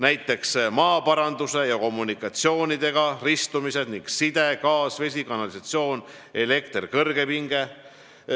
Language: Estonian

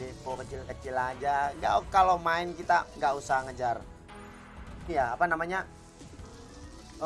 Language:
Indonesian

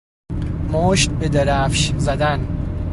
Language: Persian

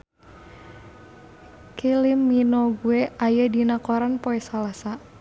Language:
Sundanese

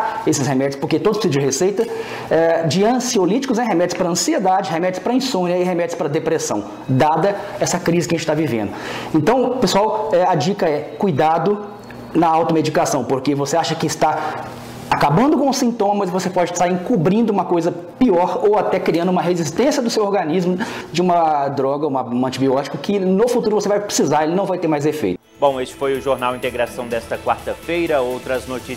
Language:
Portuguese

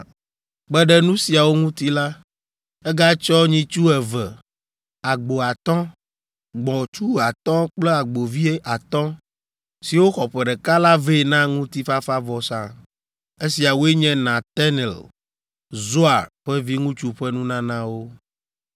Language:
Ewe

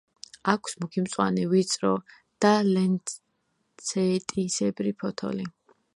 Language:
Georgian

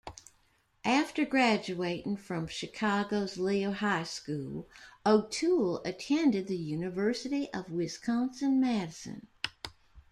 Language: English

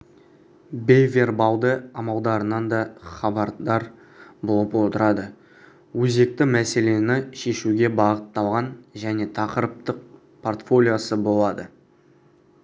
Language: Kazakh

